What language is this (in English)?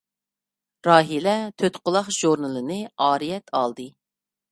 Uyghur